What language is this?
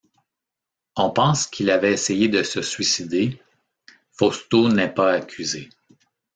French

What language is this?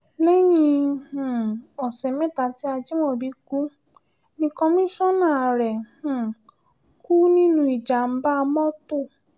Yoruba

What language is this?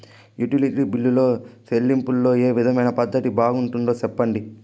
Telugu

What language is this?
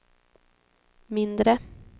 Swedish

